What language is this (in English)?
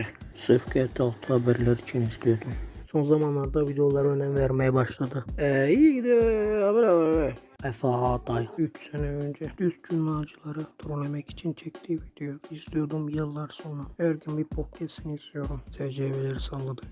Turkish